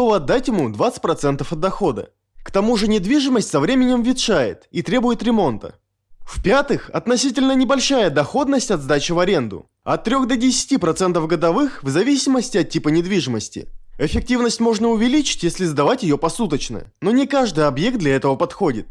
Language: Russian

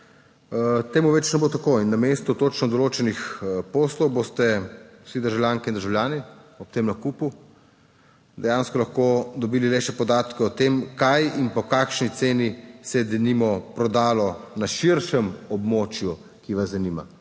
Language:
Slovenian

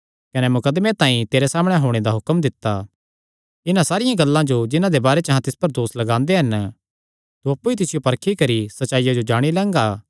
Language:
Kangri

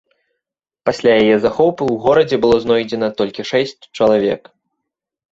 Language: Belarusian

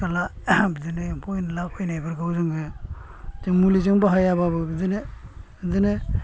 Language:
Bodo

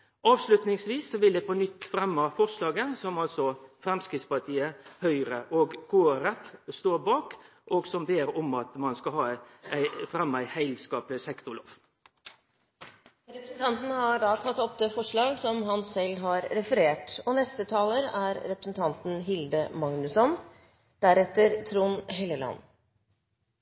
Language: Norwegian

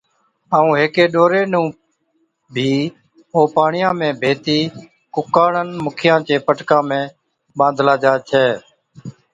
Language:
Od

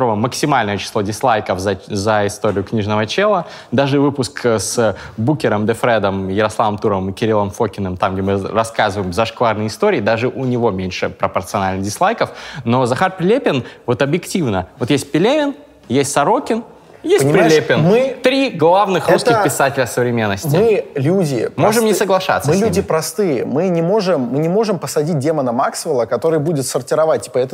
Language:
Russian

